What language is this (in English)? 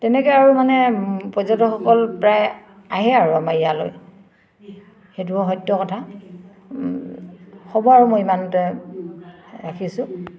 Assamese